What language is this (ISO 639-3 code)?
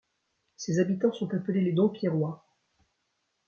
fra